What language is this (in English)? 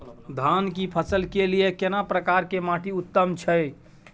Maithili